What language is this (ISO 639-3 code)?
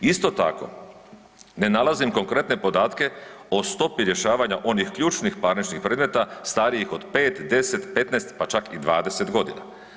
hrv